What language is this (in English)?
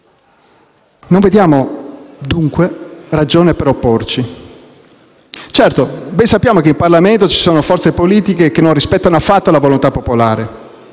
Italian